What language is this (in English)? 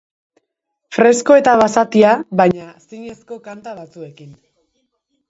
Basque